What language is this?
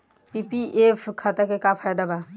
Bhojpuri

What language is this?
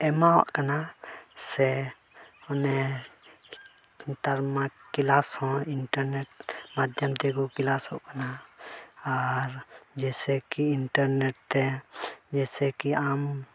Santali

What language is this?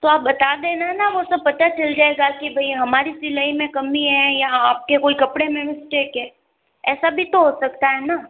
Hindi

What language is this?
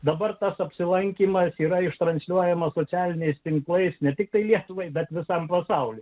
Lithuanian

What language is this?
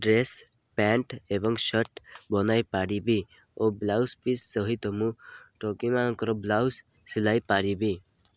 Odia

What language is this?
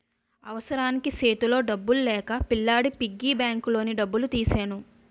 Telugu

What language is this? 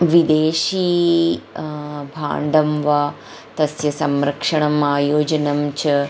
Sanskrit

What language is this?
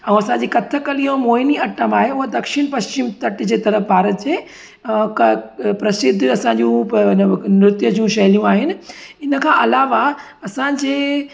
Sindhi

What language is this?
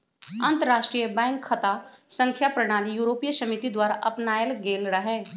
Magahi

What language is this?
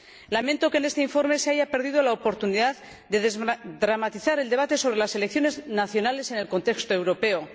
Spanish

